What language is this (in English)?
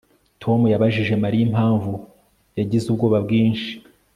Kinyarwanda